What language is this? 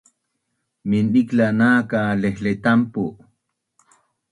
Bunun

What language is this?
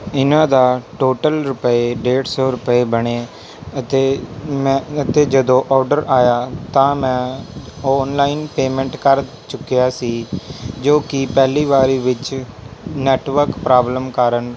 Punjabi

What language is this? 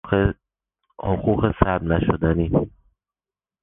Persian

